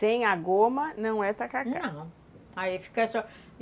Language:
Portuguese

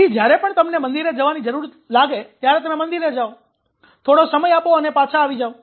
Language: Gujarati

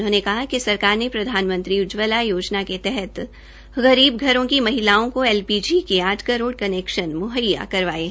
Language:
Hindi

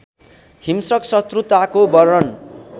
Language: Nepali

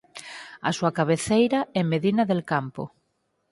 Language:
Galician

